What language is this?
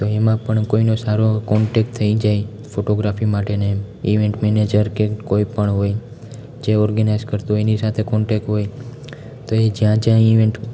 Gujarati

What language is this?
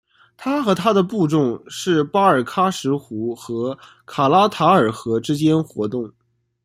Chinese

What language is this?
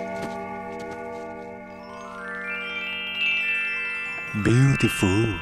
Thai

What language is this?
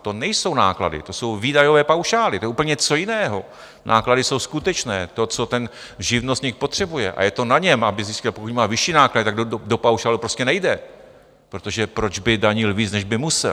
Czech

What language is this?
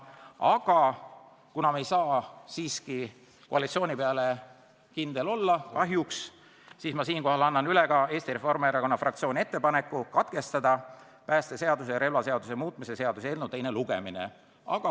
Estonian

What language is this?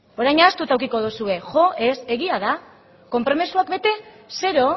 Basque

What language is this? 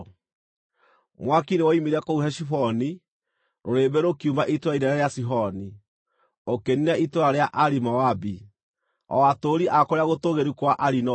Kikuyu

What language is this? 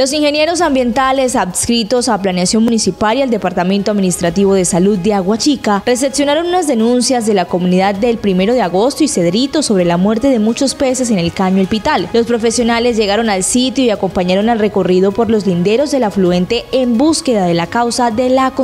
Spanish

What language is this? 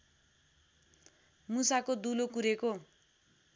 Nepali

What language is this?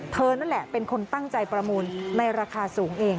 Thai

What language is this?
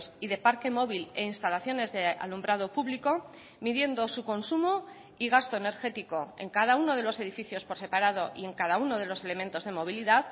Spanish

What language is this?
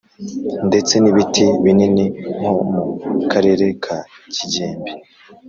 Kinyarwanda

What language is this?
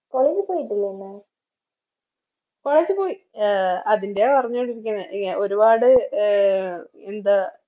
Malayalam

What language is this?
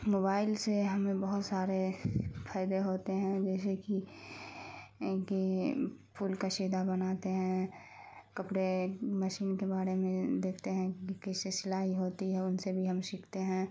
Urdu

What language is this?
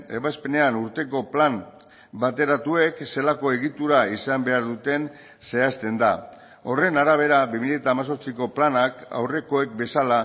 Basque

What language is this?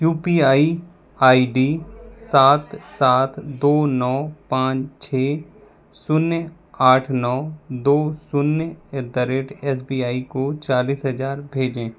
Hindi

